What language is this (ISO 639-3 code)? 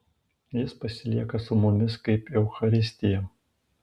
lit